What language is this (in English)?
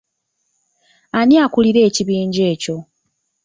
Ganda